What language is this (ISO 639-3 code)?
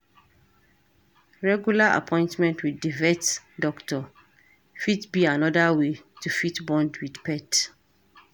pcm